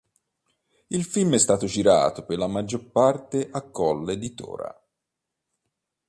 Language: Italian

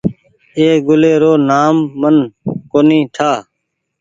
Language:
Goaria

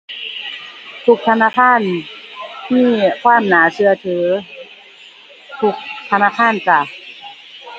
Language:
Thai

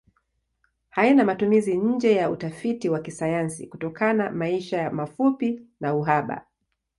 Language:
Swahili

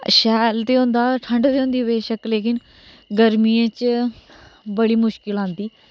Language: Dogri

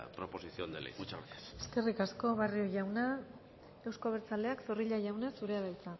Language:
Basque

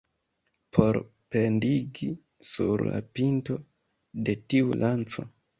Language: Esperanto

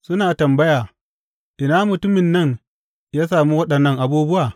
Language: Hausa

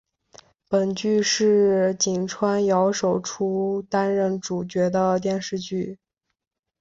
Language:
Chinese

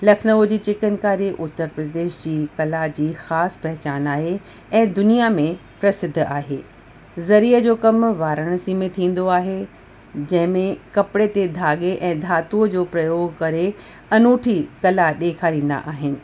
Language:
Sindhi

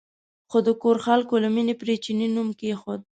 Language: Pashto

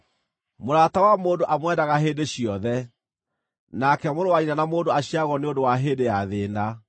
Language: Kikuyu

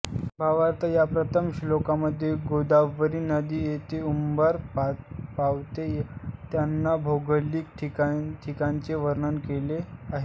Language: Marathi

